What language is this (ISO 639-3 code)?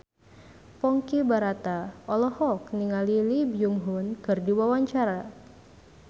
sun